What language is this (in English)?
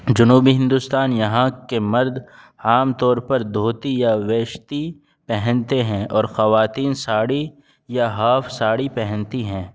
Urdu